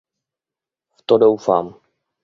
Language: Czech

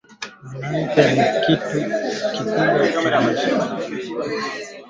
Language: Swahili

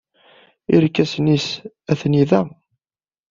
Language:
Kabyle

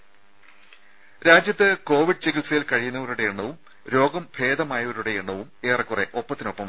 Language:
Malayalam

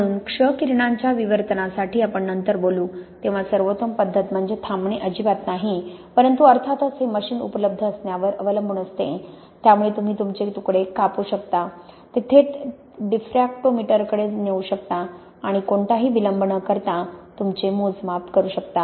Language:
Marathi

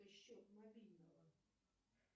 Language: Russian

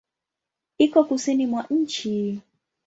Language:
Swahili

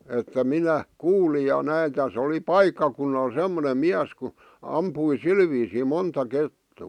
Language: Finnish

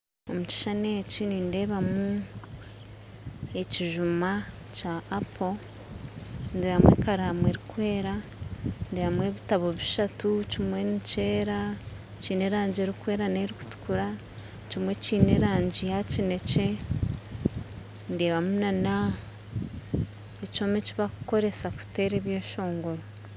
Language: Nyankole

